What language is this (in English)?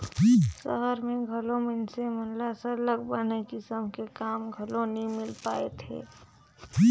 Chhattisgarhi